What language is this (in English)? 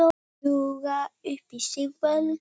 Icelandic